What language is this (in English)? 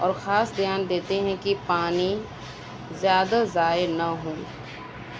Urdu